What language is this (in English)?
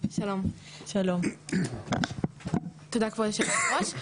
Hebrew